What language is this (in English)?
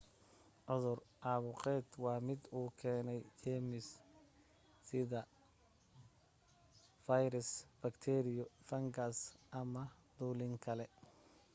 Somali